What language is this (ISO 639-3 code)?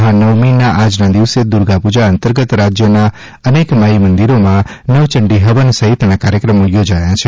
guj